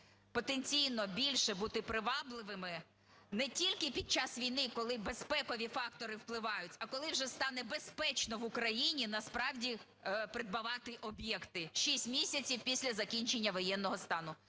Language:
Ukrainian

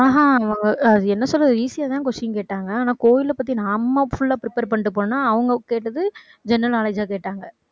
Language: Tamil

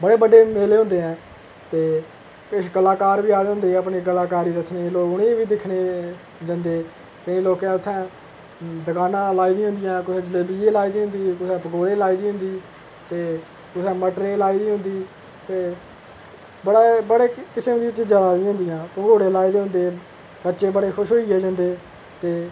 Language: Dogri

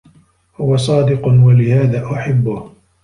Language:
Arabic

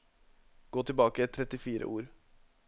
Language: Norwegian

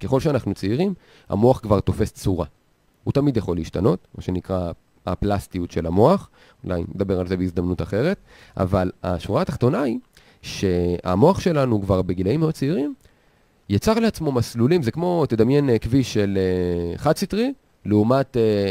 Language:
Hebrew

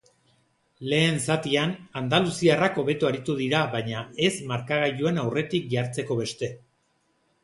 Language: Basque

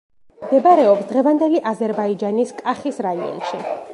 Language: Georgian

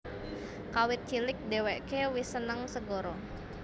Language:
Javanese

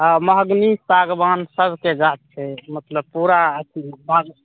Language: Maithili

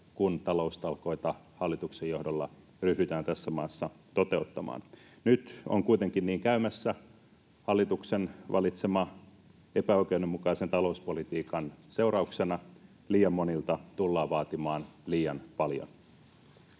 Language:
Finnish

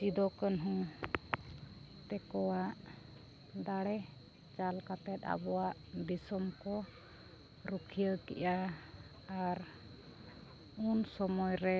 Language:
Santali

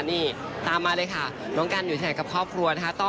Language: Thai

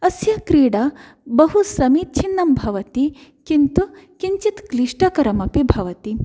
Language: Sanskrit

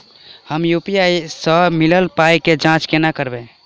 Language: Maithili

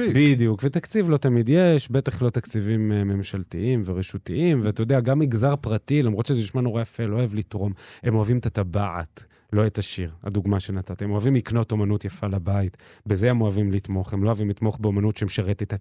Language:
Hebrew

